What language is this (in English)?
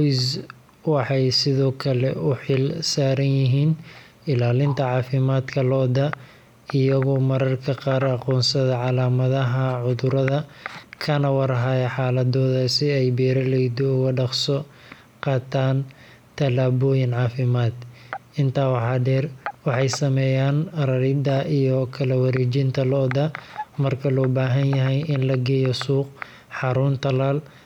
Somali